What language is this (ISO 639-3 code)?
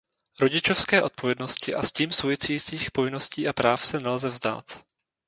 ces